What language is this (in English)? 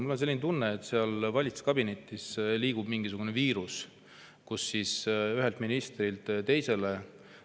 Estonian